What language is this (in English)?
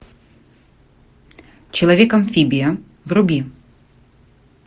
Russian